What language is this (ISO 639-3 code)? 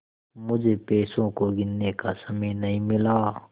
hin